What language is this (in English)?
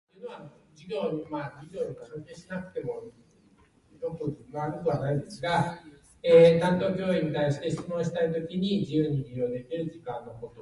Japanese